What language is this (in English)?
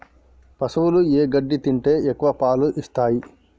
Telugu